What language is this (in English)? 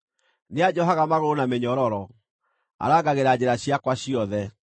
Kikuyu